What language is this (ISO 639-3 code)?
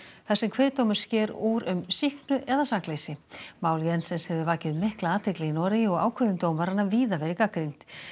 isl